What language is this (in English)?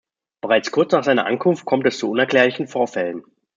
German